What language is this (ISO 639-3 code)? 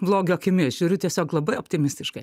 lit